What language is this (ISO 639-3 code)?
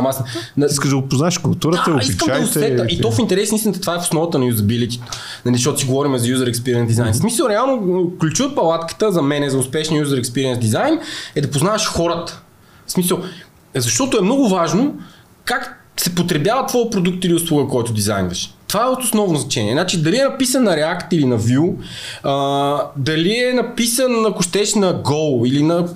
bul